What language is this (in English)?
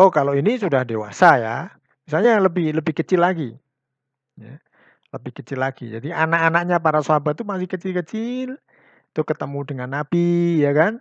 Indonesian